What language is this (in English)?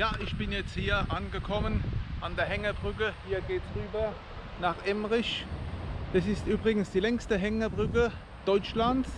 German